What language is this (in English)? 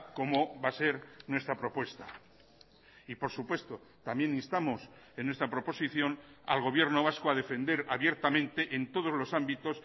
Spanish